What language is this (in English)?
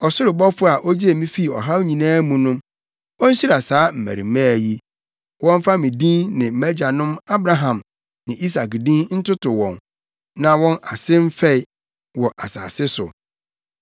Akan